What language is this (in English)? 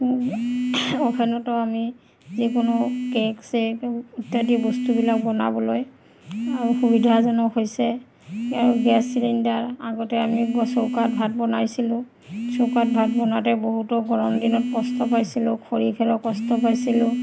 Assamese